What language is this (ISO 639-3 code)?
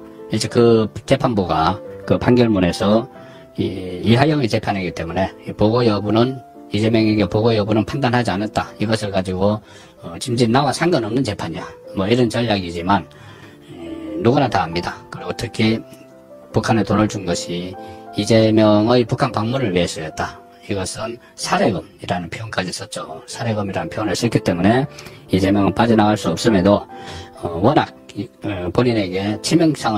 kor